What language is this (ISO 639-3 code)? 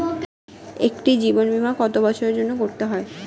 ben